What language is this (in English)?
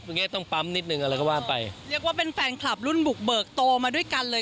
Thai